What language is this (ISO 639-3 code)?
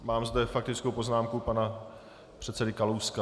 ces